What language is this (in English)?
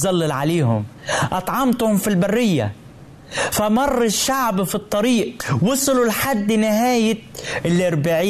Arabic